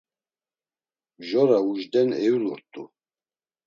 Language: Laz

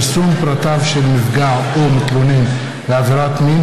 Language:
Hebrew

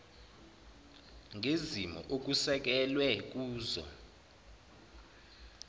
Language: Zulu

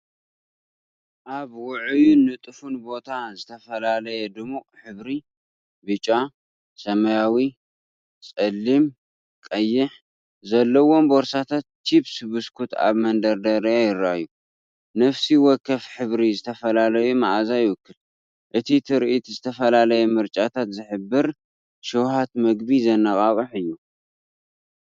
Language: Tigrinya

